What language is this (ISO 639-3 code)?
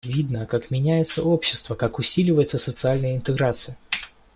rus